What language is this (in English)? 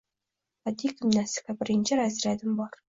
Uzbek